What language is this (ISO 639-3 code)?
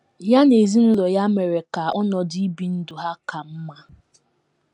ibo